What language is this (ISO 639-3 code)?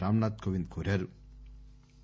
tel